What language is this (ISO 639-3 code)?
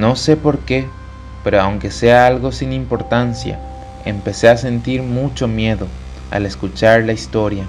spa